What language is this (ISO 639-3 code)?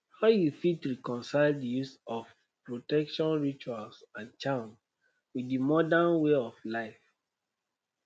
pcm